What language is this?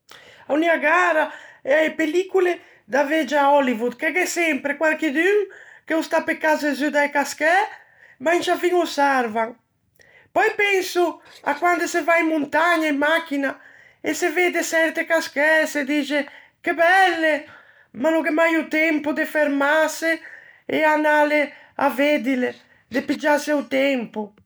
Ligurian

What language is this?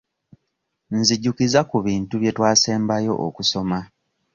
Ganda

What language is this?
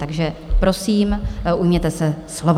Czech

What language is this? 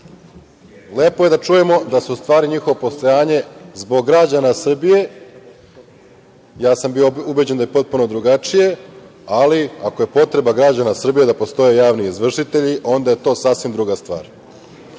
Serbian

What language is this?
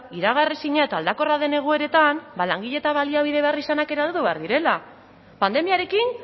Basque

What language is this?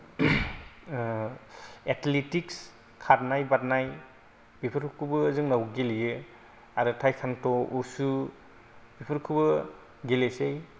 Bodo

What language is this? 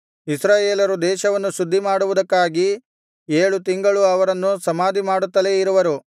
Kannada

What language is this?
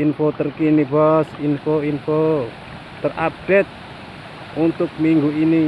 Indonesian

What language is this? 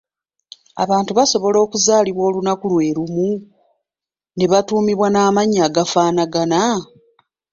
Ganda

